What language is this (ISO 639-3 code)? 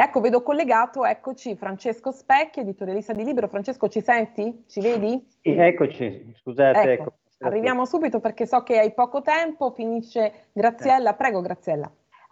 ita